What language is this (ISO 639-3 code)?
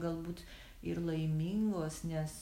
lit